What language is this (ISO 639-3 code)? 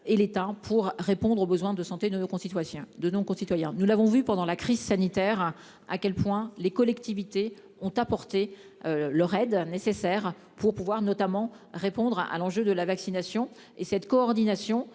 fra